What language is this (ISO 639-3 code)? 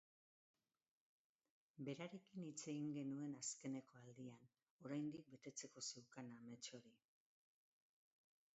eus